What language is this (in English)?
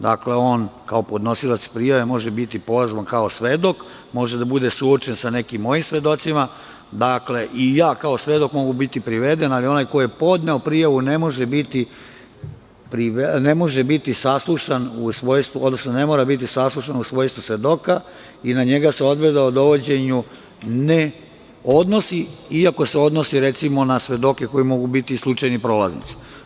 Serbian